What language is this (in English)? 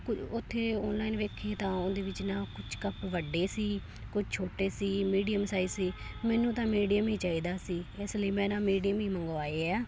Punjabi